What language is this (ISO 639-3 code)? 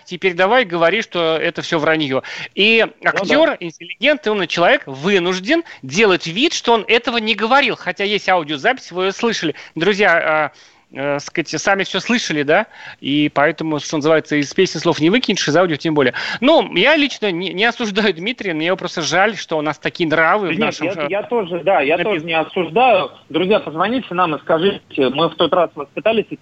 rus